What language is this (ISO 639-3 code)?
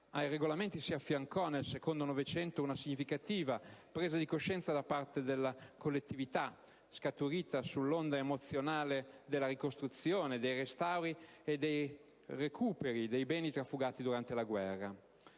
ita